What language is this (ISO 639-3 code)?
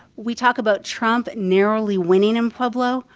eng